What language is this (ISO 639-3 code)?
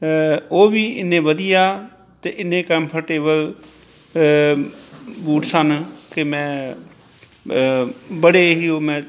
pan